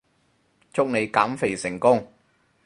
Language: Cantonese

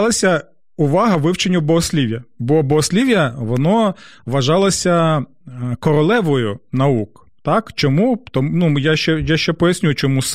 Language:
Ukrainian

